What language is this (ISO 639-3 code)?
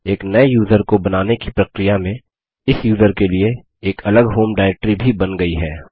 hin